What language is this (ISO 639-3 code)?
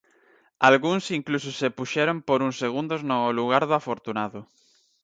glg